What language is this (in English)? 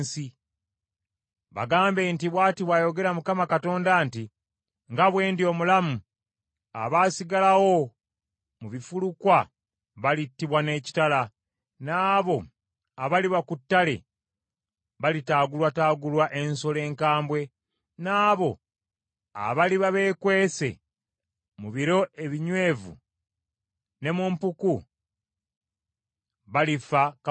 Ganda